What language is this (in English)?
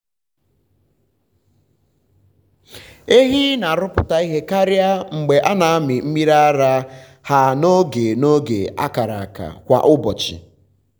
Igbo